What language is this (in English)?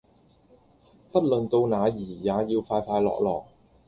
Cantonese